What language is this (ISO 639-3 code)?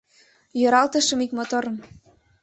chm